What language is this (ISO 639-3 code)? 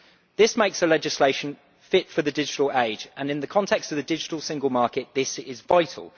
eng